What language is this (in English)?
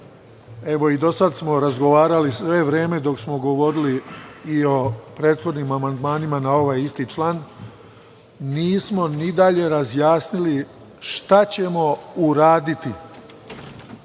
Serbian